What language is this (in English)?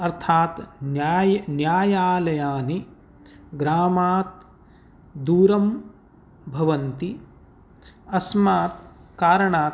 Sanskrit